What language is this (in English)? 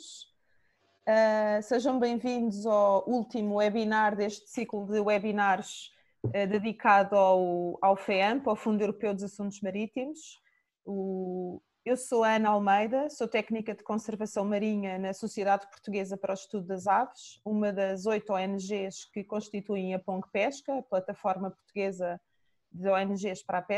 Portuguese